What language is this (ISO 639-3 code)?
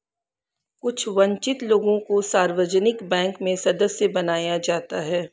hin